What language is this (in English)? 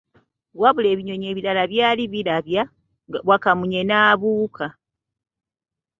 Ganda